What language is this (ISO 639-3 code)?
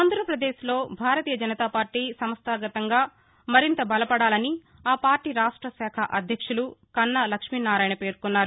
tel